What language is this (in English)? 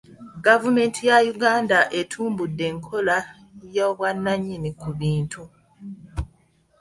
Ganda